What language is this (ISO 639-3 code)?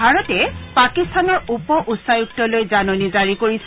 asm